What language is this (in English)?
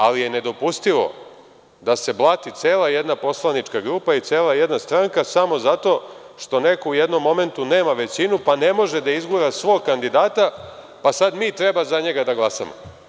Serbian